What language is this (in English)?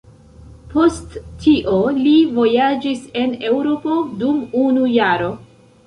Esperanto